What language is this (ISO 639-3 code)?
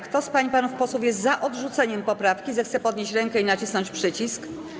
pol